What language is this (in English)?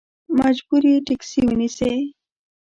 Pashto